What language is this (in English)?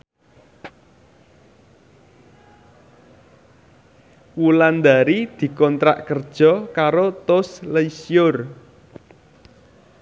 Javanese